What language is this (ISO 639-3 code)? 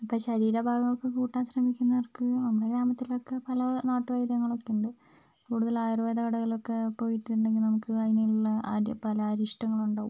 mal